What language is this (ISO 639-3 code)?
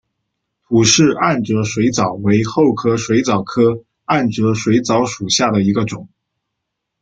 zho